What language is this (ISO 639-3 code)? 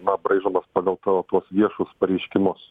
lit